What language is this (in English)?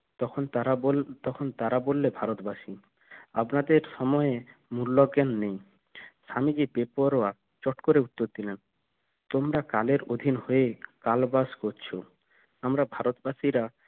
Bangla